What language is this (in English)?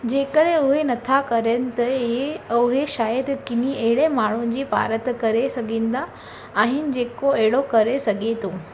Sindhi